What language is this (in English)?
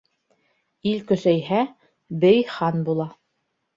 Bashkir